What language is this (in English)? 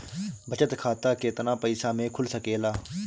Bhojpuri